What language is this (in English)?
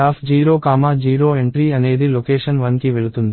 Telugu